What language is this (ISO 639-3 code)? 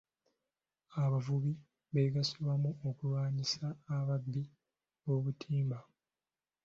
lug